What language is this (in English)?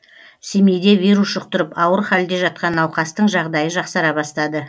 Kazakh